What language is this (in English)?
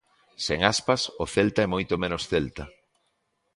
Galician